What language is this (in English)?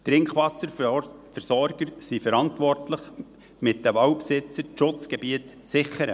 Swiss German